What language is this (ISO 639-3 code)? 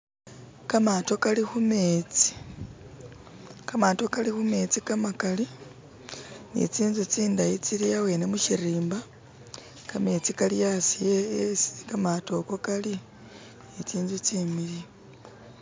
myx